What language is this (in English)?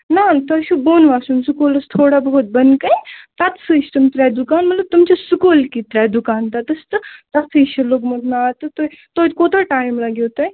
Kashmiri